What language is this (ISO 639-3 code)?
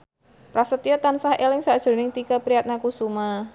jav